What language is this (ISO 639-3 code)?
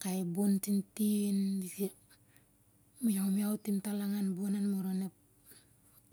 sjr